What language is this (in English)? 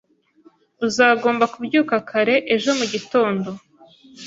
Kinyarwanda